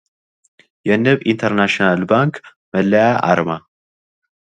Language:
Amharic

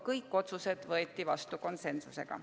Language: Estonian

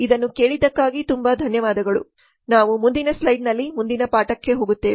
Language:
Kannada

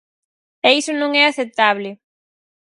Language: Galician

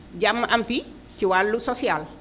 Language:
Wolof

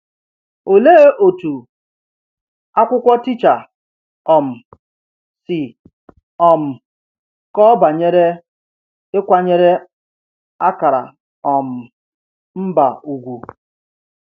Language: Igbo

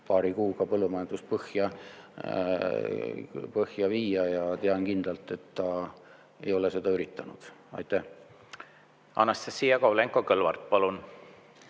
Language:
Estonian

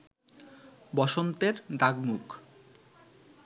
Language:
Bangla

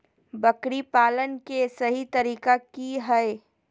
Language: Magahi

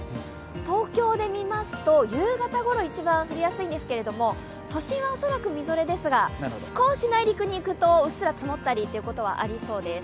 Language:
Japanese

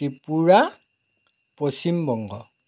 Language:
Assamese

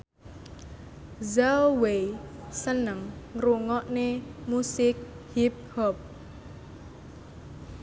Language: Javanese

